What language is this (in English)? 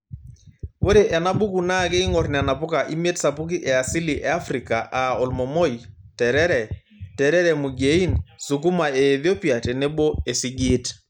Masai